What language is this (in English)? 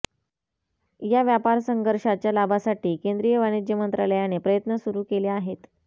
Marathi